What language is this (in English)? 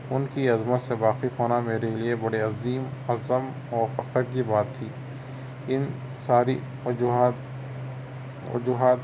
Urdu